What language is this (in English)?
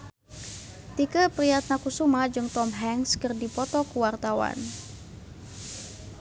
Sundanese